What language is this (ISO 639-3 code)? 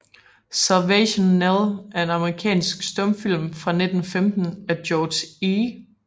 dan